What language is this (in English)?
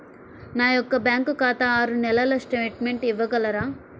Telugu